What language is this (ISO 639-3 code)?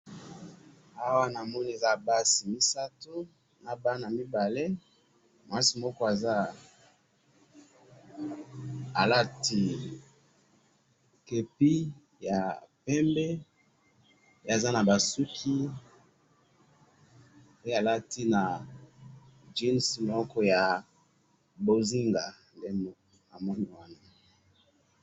lin